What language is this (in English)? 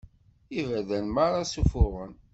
Kabyle